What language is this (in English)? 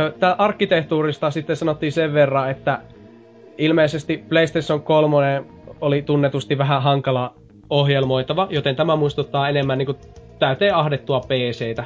Finnish